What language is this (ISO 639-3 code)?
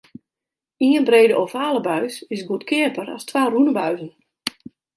fry